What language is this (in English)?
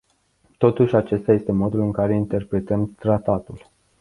Romanian